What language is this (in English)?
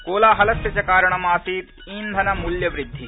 Sanskrit